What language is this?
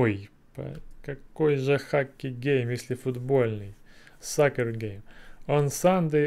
Russian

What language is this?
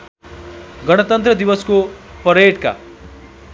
Nepali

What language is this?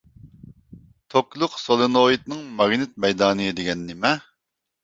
Uyghur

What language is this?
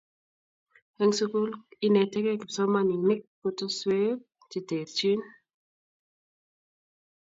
Kalenjin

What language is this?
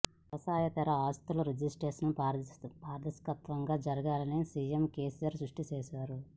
Telugu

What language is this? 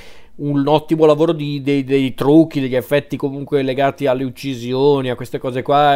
Italian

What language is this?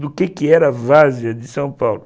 Portuguese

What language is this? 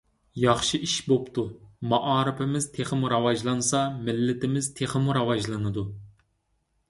Uyghur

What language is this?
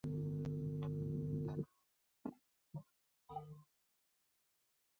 Chinese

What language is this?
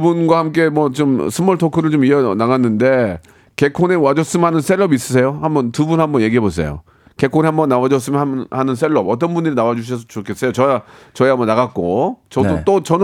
Korean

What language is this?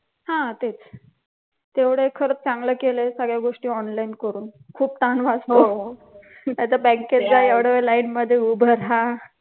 Marathi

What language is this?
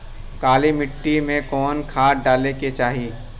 Bhojpuri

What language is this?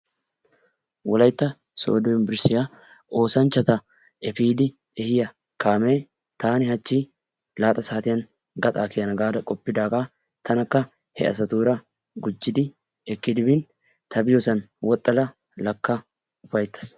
Wolaytta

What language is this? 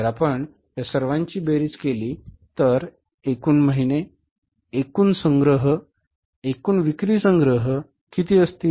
Marathi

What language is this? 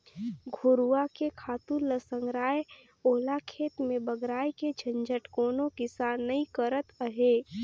Chhattisgarhi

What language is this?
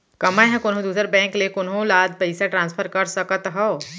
Chhattisgarhi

